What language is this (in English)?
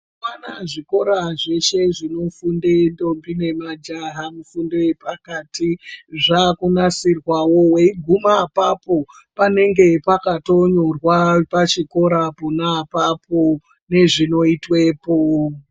Ndau